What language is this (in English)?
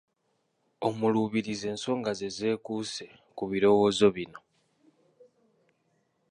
Ganda